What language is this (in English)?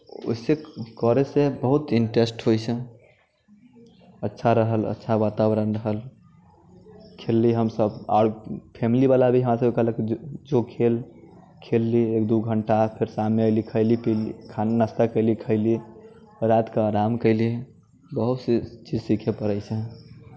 Maithili